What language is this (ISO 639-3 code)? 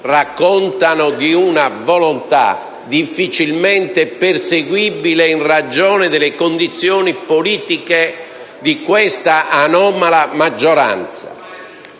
ita